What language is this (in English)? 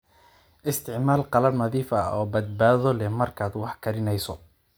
Somali